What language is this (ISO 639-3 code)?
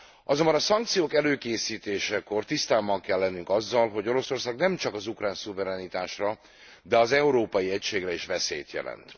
hun